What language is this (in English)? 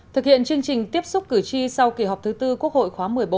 Vietnamese